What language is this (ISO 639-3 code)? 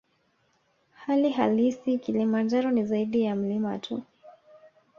swa